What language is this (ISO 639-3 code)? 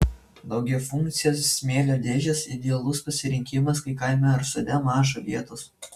lit